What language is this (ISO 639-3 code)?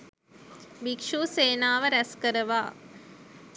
sin